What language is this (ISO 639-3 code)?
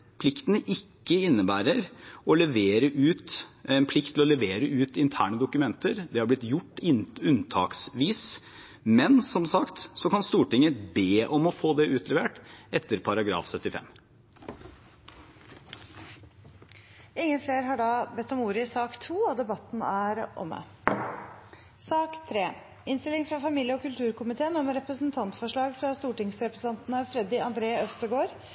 nob